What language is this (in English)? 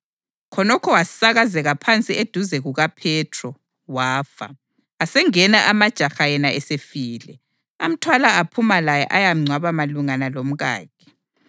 North Ndebele